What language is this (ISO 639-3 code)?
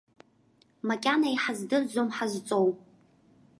abk